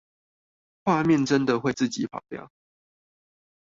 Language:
Chinese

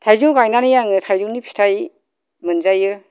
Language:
Bodo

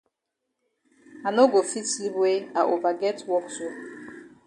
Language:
Cameroon Pidgin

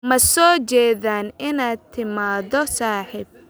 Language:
Somali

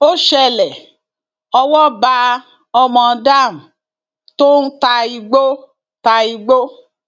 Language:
Yoruba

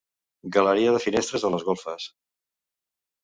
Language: Catalan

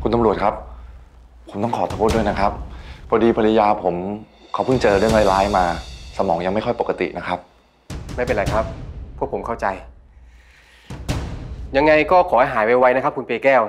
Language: Thai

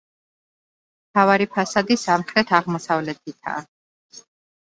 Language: Georgian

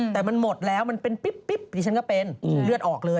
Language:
Thai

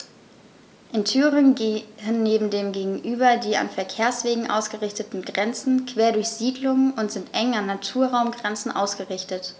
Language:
German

